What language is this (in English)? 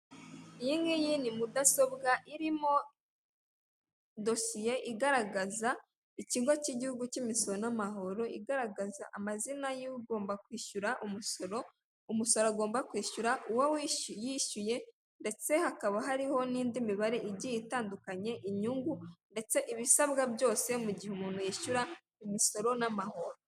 Kinyarwanda